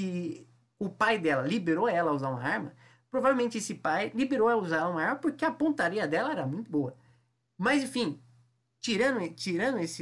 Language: Portuguese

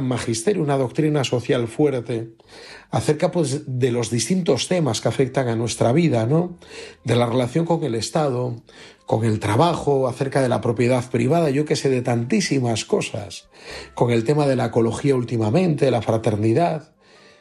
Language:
Spanish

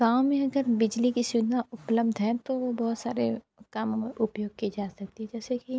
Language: Hindi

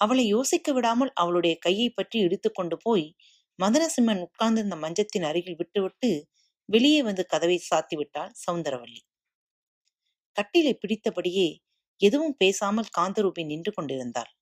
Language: Tamil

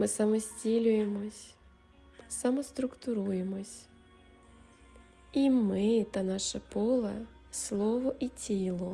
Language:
Ukrainian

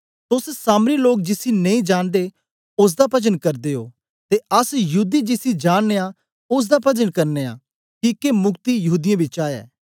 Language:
Dogri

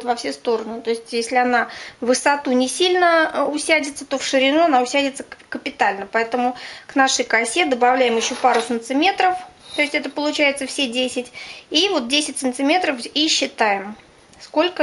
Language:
Russian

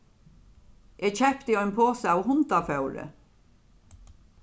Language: Faroese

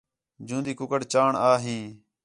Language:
Khetrani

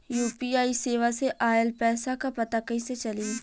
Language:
Bhojpuri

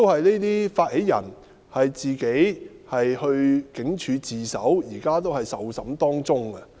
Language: Cantonese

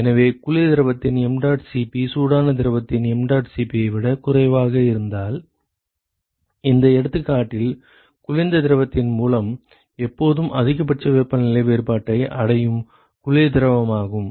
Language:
Tamil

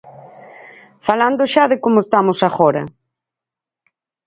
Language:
Galician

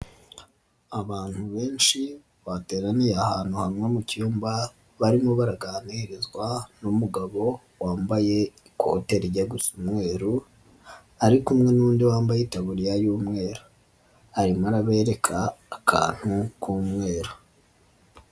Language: Kinyarwanda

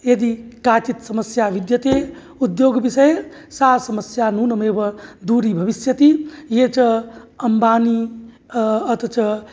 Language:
Sanskrit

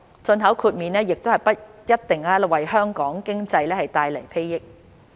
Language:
Cantonese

